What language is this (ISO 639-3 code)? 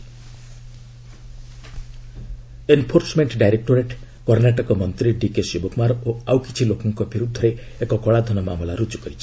ori